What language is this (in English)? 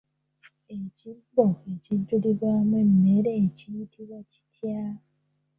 Ganda